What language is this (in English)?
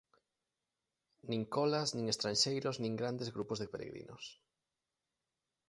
Galician